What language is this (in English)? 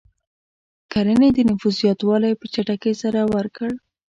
Pashto